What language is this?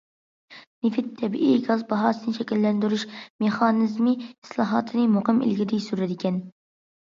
Uyghur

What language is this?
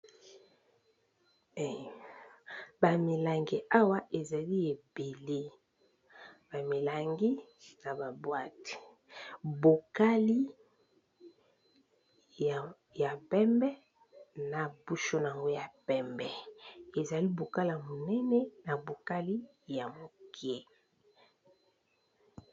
Lingala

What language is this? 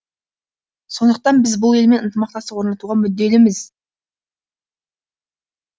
Kazakh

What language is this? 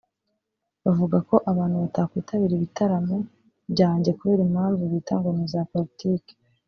Kinyarwanda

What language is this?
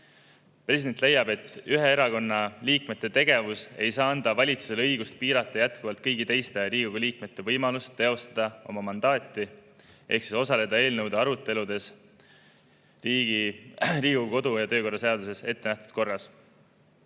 Estonian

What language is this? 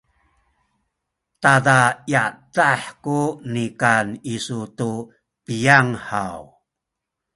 Sakizaya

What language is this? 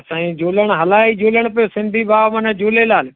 Sindhi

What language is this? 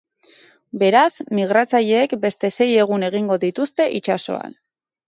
Basque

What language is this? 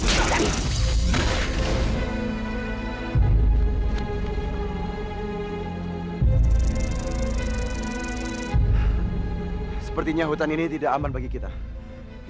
Indonesian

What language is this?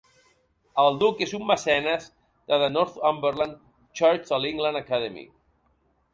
Catalan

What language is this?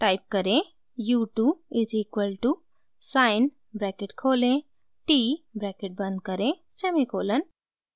Hindi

